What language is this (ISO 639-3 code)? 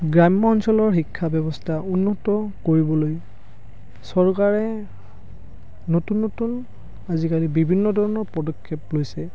asm